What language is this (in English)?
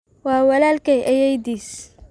Somali